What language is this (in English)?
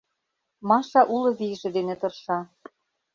Mari